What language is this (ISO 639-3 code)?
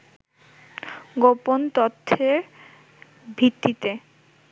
ben